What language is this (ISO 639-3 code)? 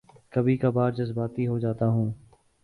urd